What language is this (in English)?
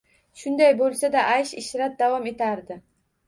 Uzbek